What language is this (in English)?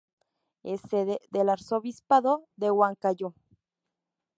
Spanish